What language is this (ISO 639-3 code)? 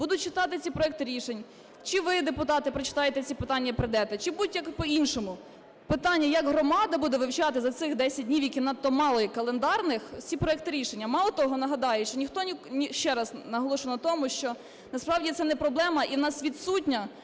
ukr